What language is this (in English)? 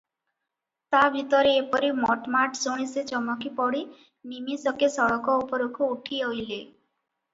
Odia